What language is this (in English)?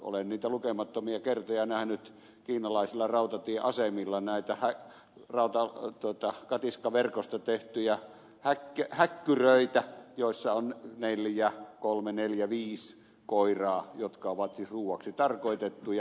Finnish